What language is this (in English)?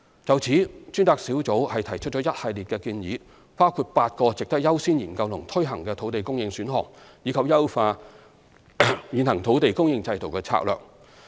Cantonese